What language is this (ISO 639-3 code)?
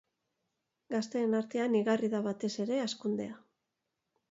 eus